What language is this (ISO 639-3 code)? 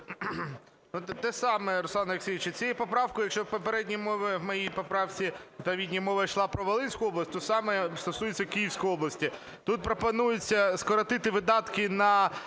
ukr